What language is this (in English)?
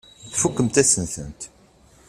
Kabyle